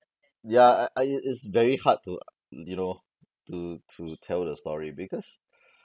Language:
English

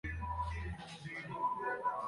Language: Arabic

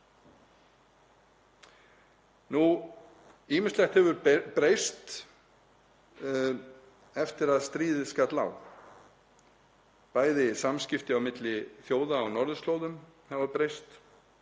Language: Icelandic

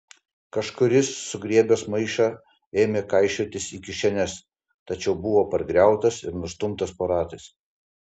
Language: Lithuanian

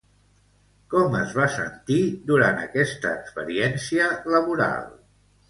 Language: Catalan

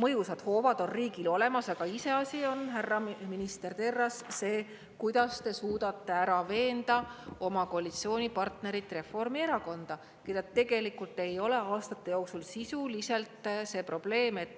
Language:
Estonian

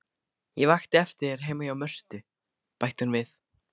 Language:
Icelandic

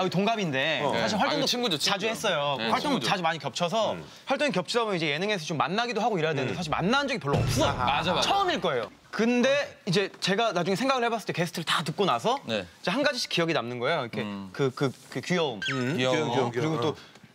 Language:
Korean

